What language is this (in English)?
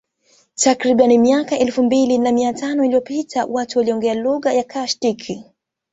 Swahili